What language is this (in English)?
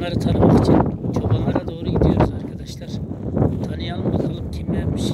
Turkish